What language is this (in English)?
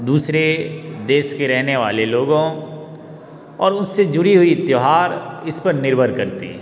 Hindi